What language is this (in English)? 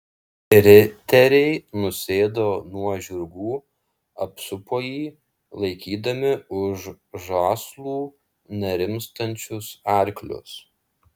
Lithuanian